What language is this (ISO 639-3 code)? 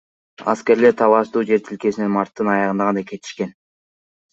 kir